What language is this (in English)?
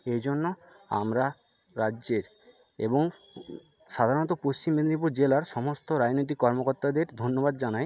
Bangla